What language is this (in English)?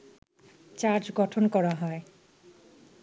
Bangla